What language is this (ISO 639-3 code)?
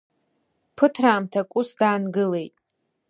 abk